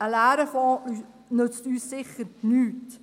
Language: Swiss German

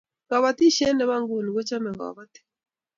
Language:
Kalenjin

